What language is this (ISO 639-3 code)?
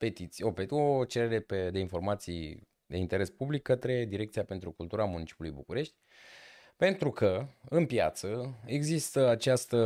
ron